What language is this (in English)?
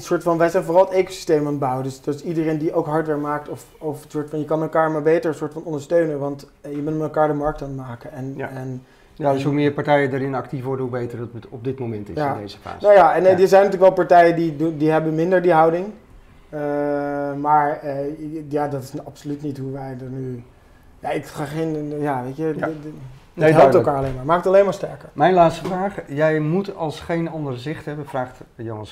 Dutch